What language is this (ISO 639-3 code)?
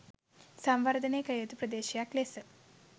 sin